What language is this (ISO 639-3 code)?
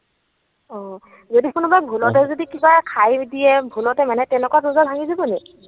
asm